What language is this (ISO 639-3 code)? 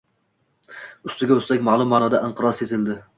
uzb